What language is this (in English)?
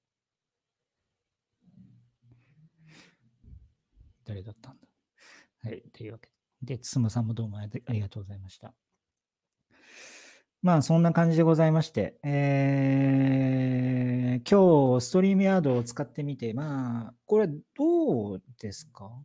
Japanese